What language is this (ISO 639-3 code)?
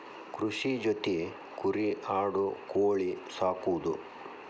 kan